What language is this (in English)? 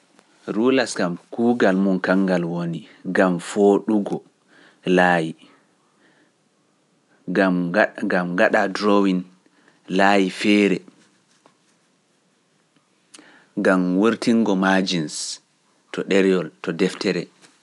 Pular